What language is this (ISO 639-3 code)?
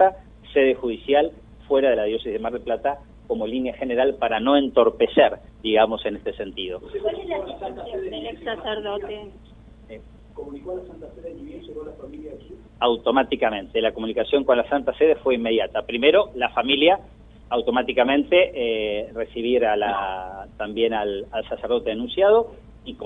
spa